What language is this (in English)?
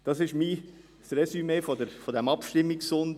Swiss German